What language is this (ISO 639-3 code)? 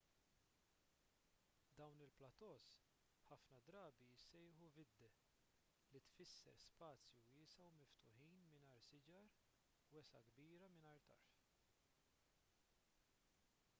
mlt